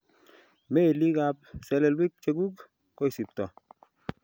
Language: Kalenjin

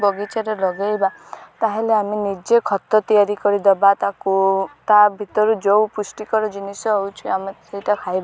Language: Odia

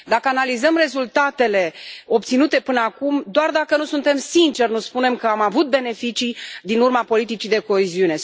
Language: Romanian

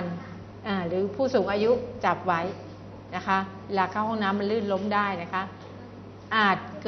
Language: Thai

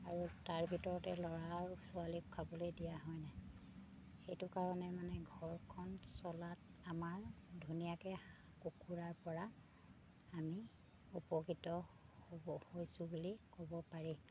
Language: Assamese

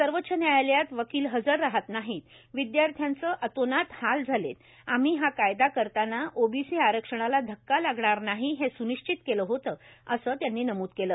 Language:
Marathi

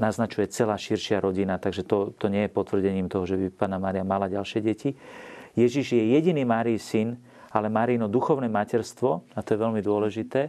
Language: Slovak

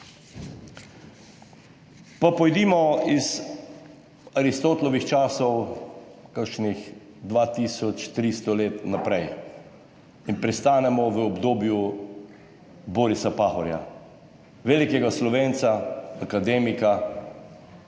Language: Slovenian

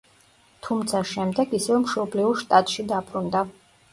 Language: Georgian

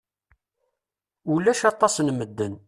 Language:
Kabyle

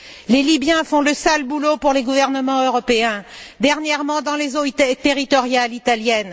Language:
French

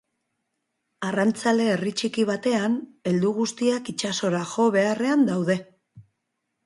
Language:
Basque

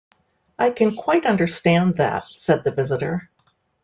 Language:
English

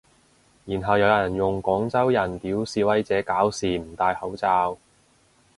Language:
Cantonese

